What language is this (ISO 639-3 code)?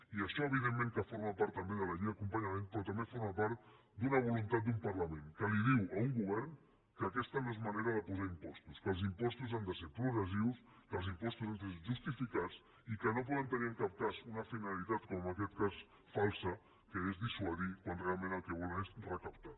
cat